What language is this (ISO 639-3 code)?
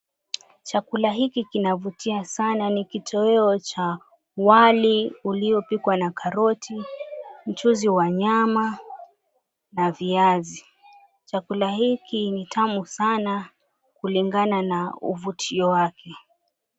swa